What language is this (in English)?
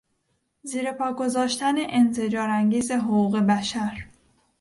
Persian